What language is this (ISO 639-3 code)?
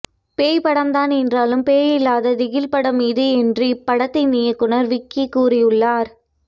tam